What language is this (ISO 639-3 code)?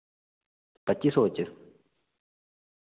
doi